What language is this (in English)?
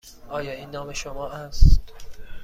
Persian